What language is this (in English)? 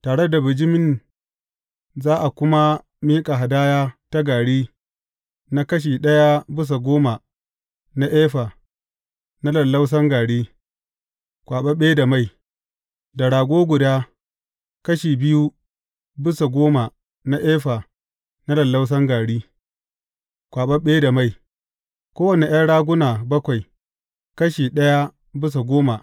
Hausa